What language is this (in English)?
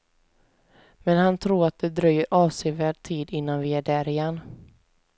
Swedish